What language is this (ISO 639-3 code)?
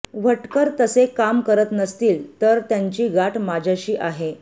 mar